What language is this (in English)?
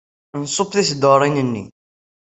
Kabyle